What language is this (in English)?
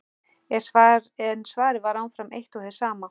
Icelandic